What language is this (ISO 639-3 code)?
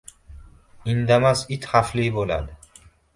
uzb